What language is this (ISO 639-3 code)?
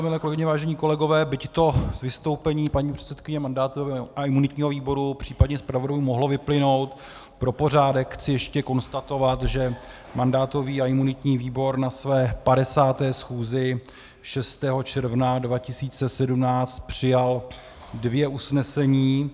ces